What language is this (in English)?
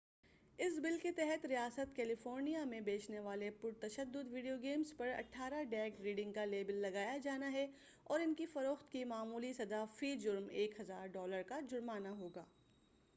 Urdu